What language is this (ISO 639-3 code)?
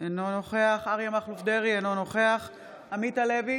heb